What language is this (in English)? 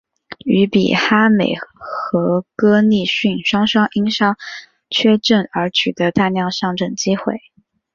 Chinese